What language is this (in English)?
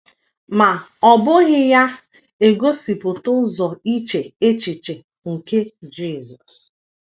Igbo